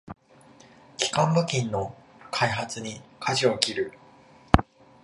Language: Japanese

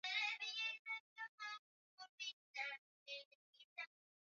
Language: Swahili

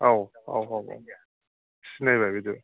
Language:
Bodo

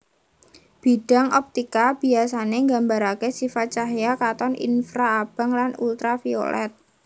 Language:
Javanese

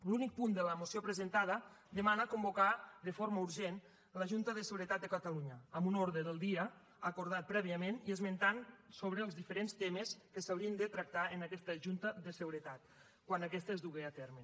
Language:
Catalan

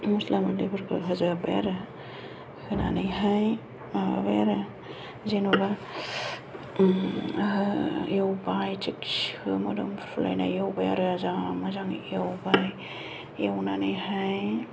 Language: Bodo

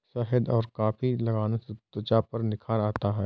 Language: Hindi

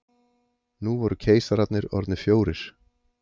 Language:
Icelandic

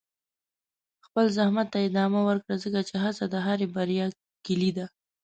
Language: Pashto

